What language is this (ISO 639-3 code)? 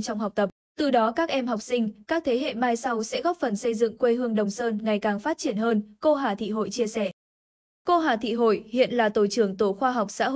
vie